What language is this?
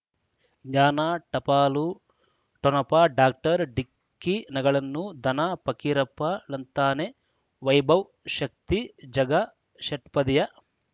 Kannada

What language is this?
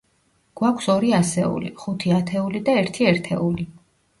Georgian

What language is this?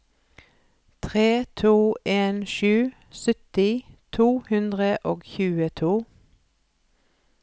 Norwegian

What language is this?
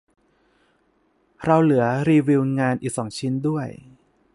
Thai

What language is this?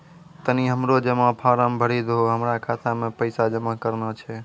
Maithili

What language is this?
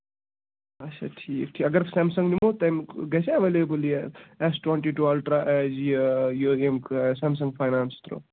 Kashmiri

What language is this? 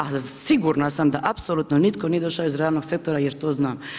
Croatian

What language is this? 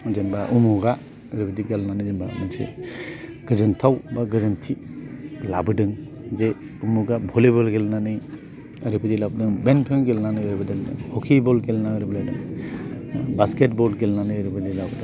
Bodo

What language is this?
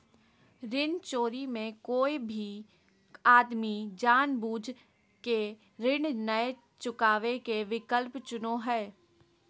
Magahi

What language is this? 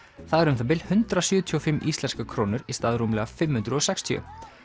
Icelandic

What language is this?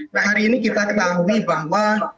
Indonesian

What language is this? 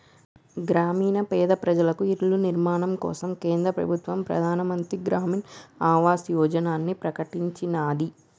Telugu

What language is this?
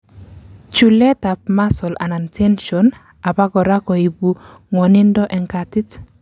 Kalenjin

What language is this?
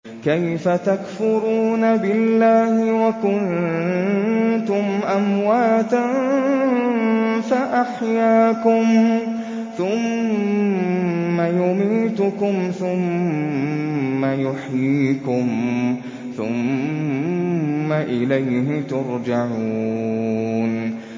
Arabic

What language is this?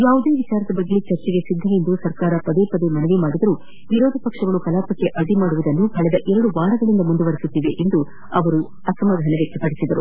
Kannada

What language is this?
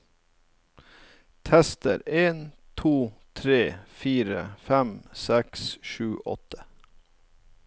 Norwegian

